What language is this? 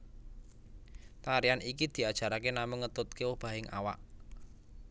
Javanese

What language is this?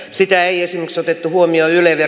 Finnish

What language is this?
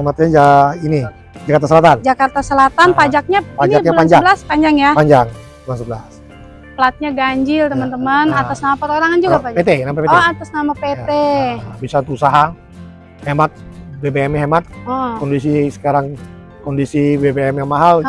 Indonesian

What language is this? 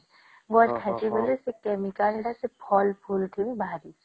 Odia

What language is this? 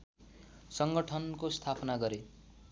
Nepali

